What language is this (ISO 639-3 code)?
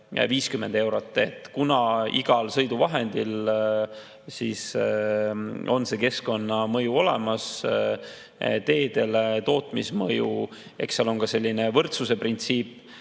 est